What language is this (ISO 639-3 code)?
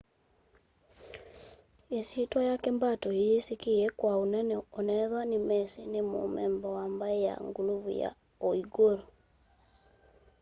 kam